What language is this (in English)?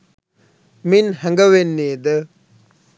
Sinhala